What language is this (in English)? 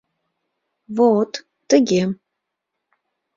Mari